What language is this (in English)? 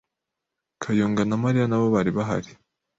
Kinyarwanda